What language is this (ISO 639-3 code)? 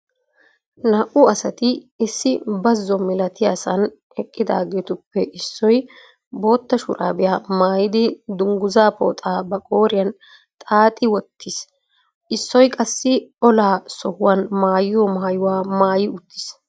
wal